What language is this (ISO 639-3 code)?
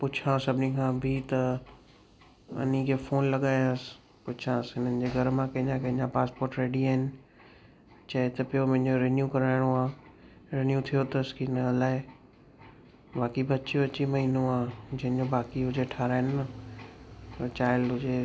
snd